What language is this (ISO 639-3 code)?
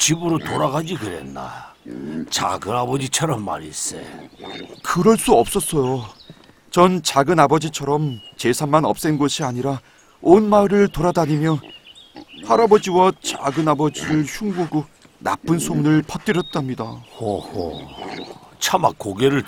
kor